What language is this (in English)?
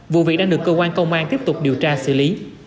Vietnamese